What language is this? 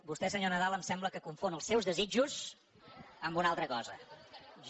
Catalan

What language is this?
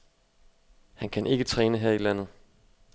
Danish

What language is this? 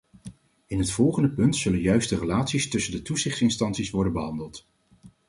Dutch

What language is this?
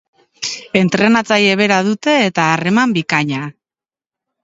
Basque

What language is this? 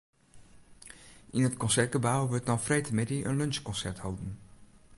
Western Frisian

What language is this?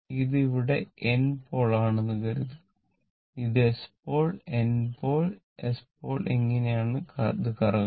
Malayalam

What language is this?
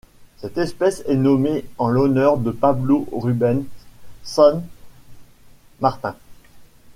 French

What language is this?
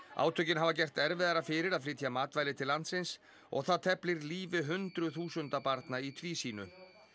Icelandic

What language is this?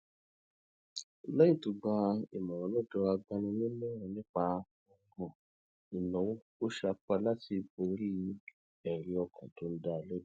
Yoruba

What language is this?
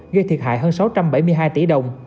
Vietnamese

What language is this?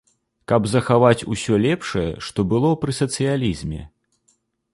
Belarusian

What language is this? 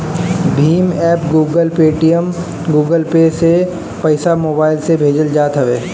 Bhojpuri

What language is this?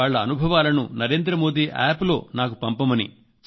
Telugu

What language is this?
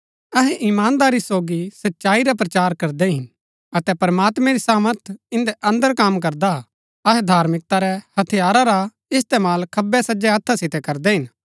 Gaddi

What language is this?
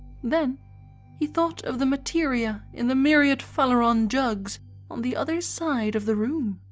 English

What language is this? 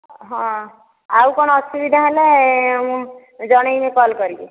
Odia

